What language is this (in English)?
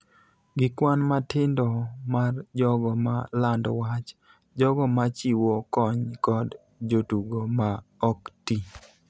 Luo (Kenya and Tanzania)